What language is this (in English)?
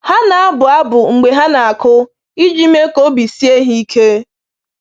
Igbo